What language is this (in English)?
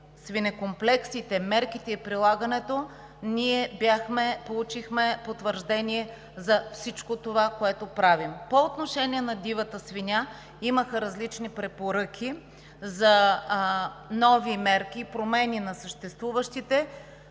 Bulgarian